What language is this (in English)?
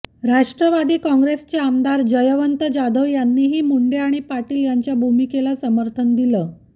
Marathi